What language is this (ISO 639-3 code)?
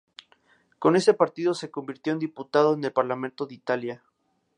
spa